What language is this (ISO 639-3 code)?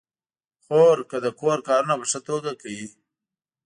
pus